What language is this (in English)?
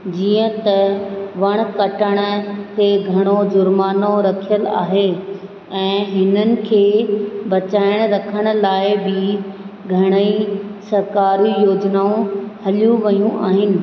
Sindhi